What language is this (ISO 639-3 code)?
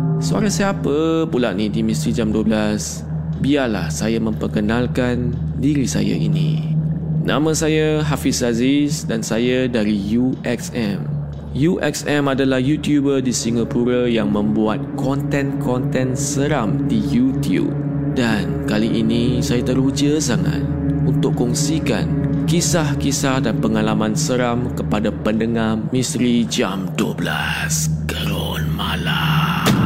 msa